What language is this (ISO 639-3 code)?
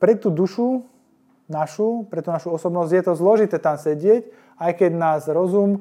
slk